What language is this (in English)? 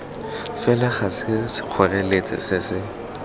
Tswana